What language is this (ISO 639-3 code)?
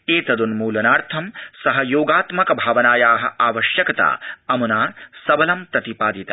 san